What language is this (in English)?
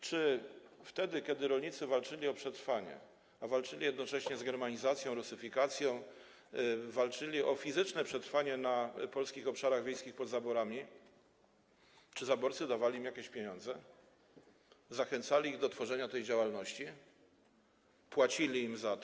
Polish